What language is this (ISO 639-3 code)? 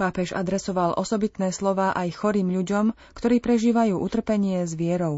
slk